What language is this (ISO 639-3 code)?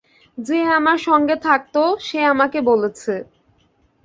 ben